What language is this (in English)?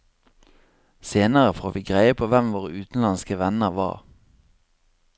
Norwegian